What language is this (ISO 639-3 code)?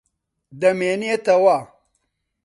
ckb